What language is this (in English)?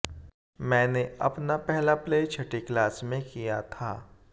Hindi